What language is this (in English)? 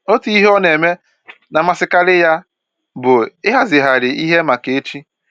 Igbo